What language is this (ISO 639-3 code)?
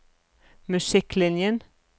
nor